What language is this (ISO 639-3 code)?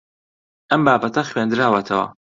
ckb